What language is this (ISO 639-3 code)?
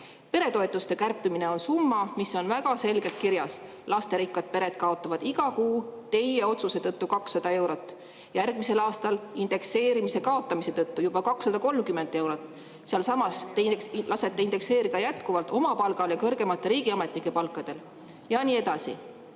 est